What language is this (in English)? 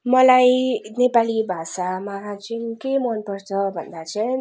Nepali